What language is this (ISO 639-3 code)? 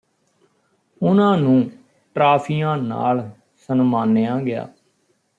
pan